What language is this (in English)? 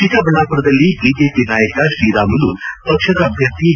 Kannada